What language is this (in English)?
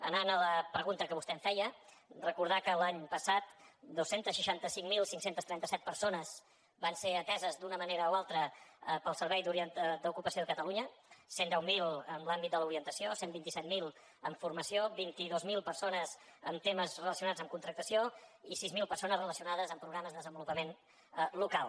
Catalan